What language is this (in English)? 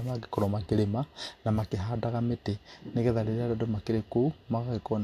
Kikuyu